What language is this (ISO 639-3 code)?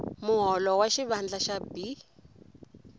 tso